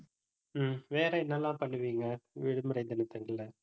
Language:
Tamil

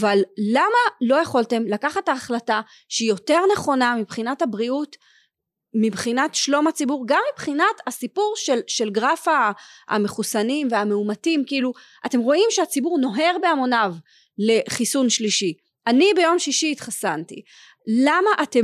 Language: Hebrew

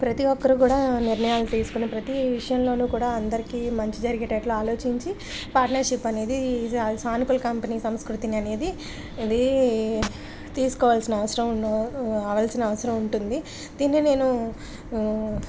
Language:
Telugu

